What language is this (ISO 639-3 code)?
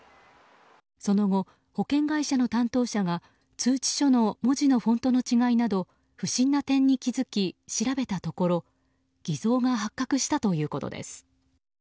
jpn